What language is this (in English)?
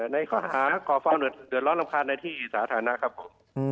Thai